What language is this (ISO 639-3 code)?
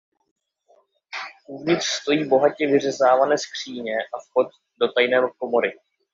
ces